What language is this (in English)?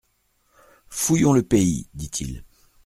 French